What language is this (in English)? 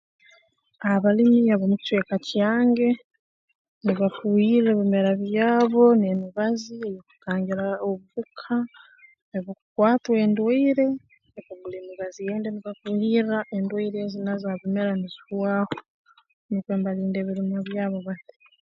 Tooro